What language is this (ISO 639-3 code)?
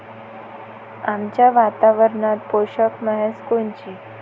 mar